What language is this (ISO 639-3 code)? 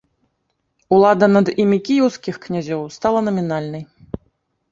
bel